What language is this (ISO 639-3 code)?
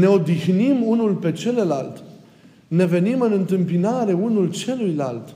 ron